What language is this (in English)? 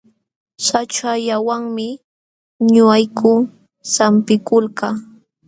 Jauja Wanca Quechua